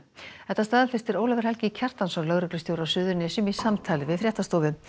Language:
Icelandic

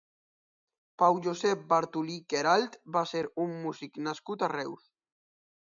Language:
Catalan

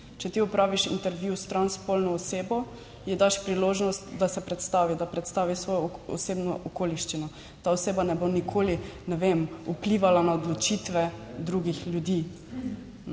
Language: Slovenian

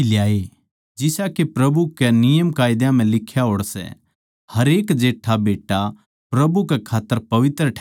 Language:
Haryanvi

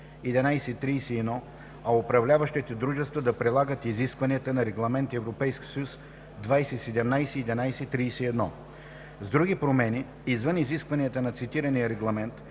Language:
Bulgarian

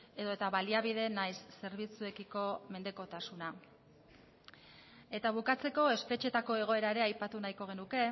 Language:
Basque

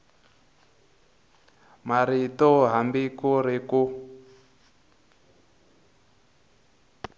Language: Tsonga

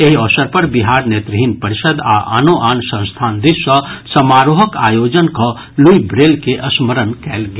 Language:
Maithili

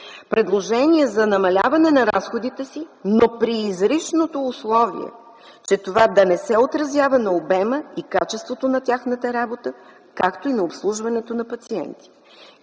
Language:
Bulgarian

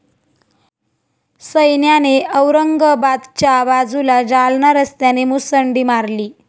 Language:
Marathi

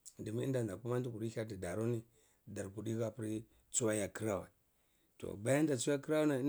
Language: Cibak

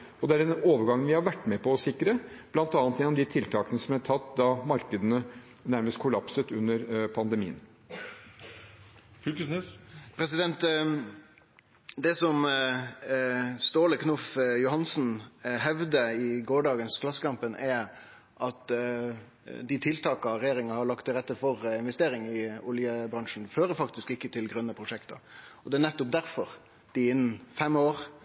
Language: Norwegian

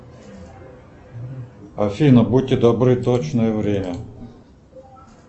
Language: Russian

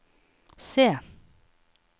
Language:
Norwegian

